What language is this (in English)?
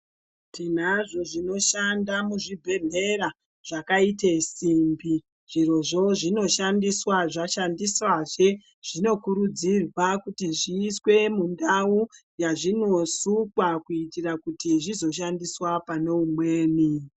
Ndau